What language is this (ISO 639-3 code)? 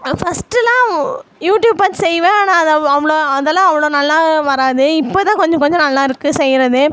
tam